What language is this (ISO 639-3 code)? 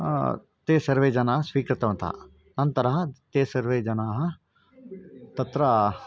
san